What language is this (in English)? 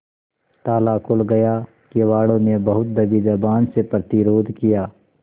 Hindi